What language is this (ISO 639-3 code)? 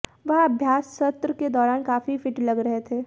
hin